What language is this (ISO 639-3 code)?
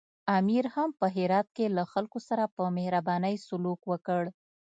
pus